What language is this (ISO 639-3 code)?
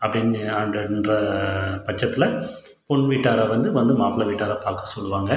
tam